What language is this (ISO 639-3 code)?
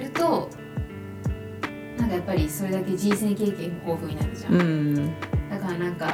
jpn